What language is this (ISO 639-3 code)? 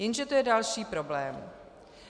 ces